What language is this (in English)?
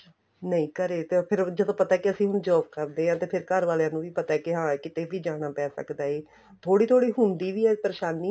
Punjabi